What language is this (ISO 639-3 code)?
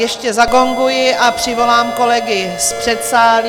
ces